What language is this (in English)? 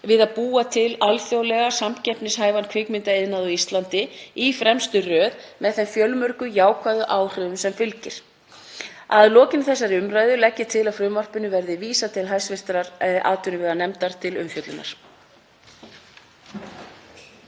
Icelandic